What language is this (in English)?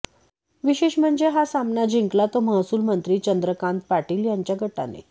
Marathi